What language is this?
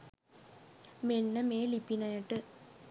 Sinhala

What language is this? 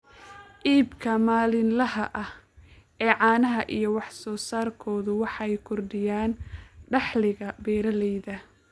Somali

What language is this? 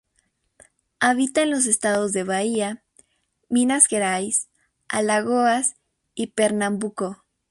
Spanish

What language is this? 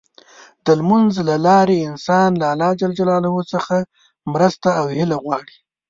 Pashto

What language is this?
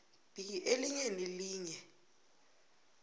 South Ndebele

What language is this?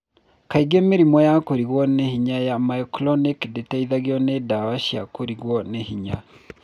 Kikuyu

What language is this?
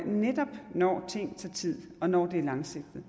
Danish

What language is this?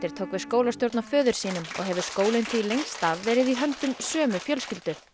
Icelandic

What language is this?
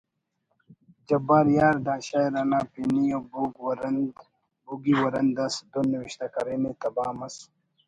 Brahui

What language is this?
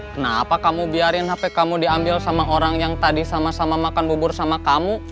Indonesian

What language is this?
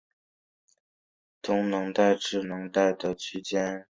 Chinese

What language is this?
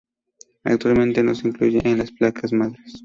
Spanish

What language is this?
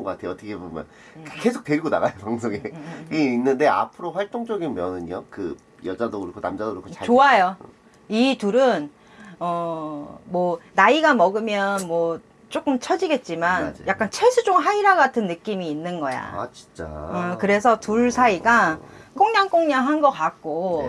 Korean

